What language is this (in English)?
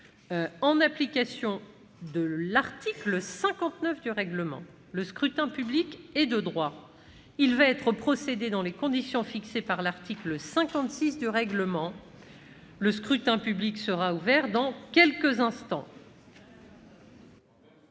French